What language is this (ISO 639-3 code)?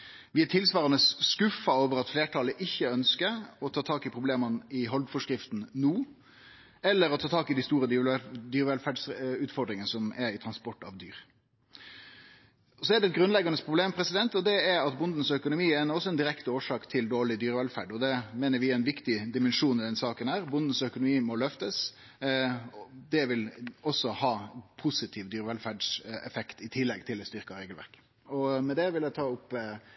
nno